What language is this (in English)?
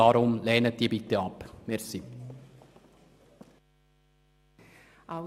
Swiss German